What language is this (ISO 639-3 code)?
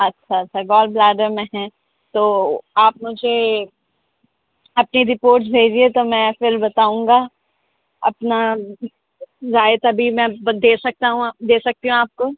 urd